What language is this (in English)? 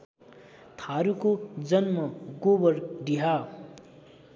Nepali